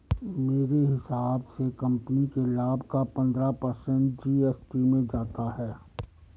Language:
Hindi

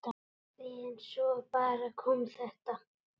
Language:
Icelandic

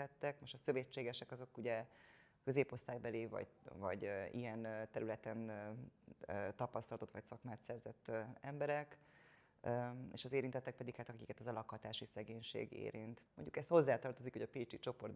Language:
Hungarian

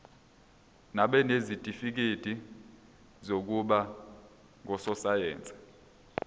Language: Zulu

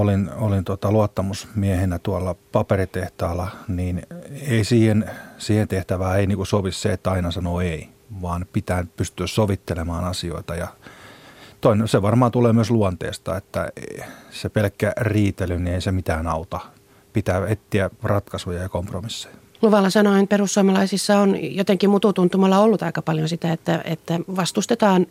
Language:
Finnish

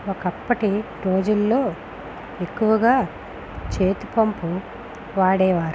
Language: Telugu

